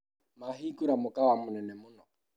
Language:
Kikuyu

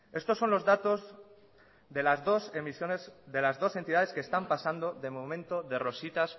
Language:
Spanish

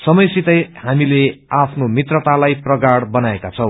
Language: Nepali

